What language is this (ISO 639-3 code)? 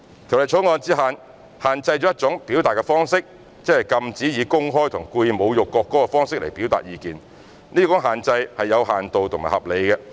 yue